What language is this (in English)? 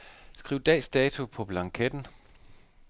Danish